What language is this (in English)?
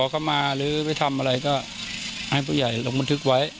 Thai